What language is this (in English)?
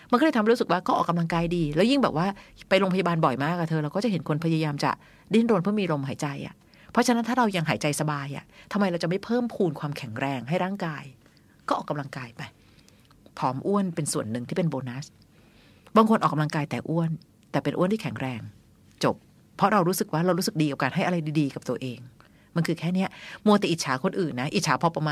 Thai